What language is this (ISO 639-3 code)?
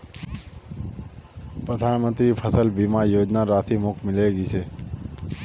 mag